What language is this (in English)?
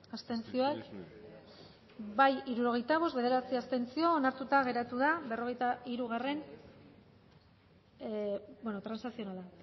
Basque